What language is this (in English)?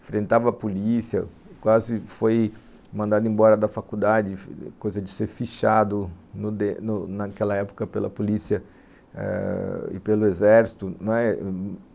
Portuguese